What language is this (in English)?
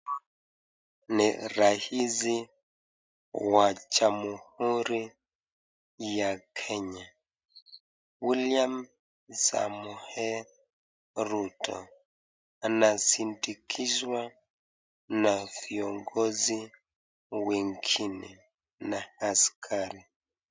Swahili